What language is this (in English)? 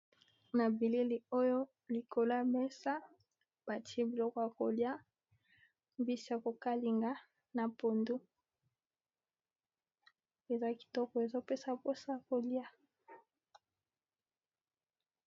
Lingala